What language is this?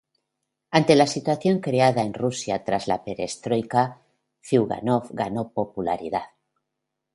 Spanish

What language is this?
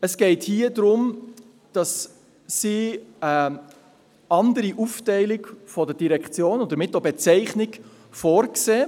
Swiss German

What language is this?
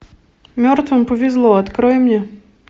Russian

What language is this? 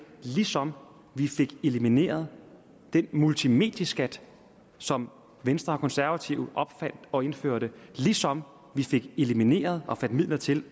Danish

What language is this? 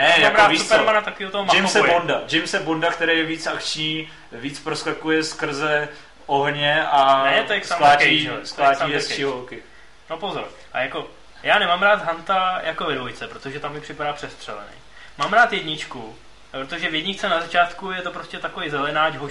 Czech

